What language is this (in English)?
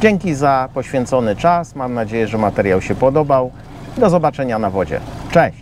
Polish